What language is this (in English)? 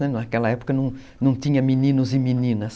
Portuguese